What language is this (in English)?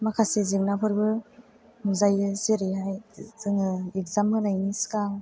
Bodo